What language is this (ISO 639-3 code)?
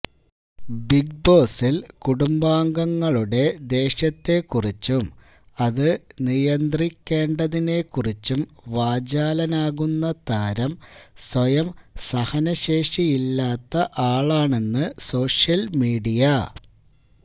mal